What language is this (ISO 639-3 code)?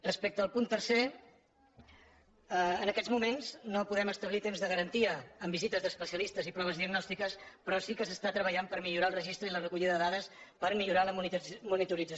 cat